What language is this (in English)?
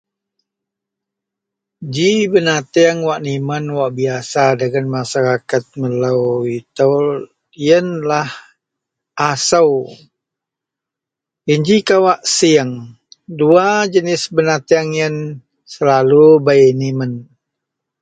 Central Melanau